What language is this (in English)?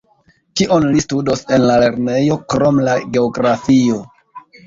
Esperanto